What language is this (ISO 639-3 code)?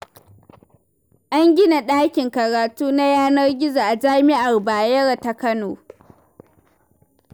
hau